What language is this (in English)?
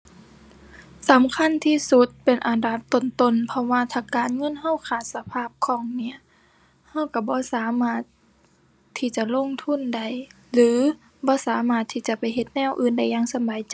Thai